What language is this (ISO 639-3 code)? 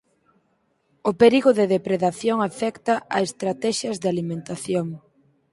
glg